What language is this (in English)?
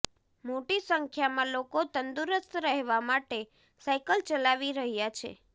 Gujarati